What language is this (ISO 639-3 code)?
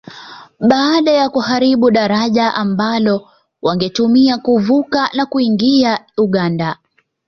swa